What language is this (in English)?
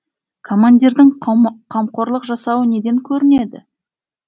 Kazakh